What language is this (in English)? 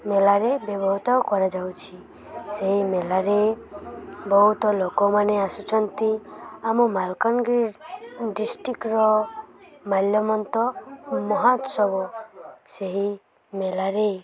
Odia